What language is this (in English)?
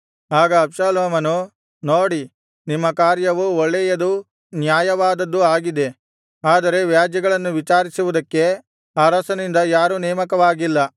Kannada